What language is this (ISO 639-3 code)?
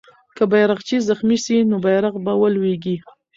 pus